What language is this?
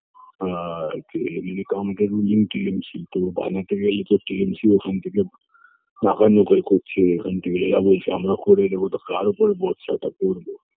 Bangla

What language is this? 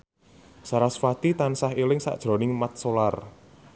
Javanese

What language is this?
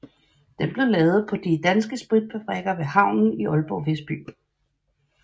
Danish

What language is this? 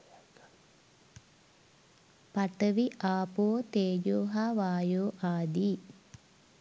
Sinhala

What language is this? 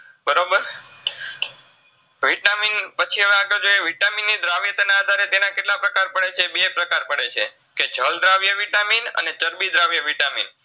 Gujarati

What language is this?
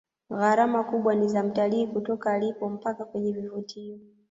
Swahili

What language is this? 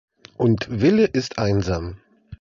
German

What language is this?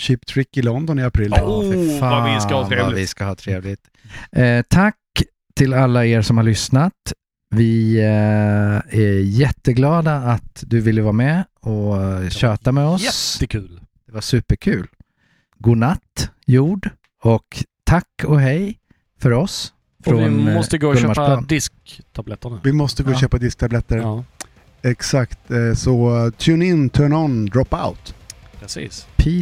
Swedish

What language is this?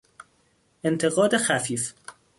Persian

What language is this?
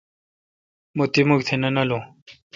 Kalkoti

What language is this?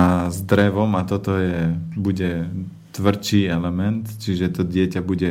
Slovak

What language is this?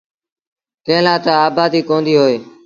Sindhi Bhil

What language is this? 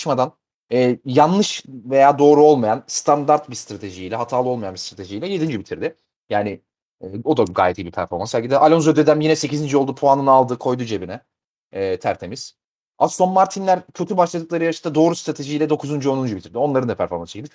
Turkish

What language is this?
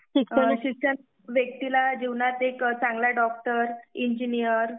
Marathi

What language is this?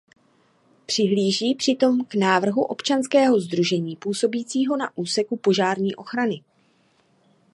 Czech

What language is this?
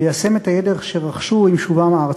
Hebrew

